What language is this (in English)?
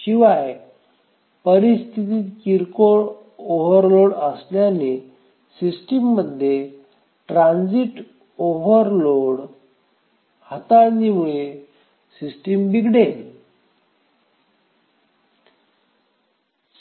Marathi